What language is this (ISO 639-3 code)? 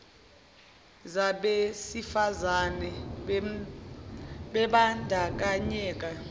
zul